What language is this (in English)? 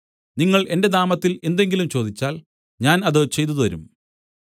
Malayalam